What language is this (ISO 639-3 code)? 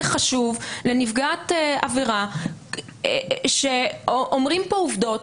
heb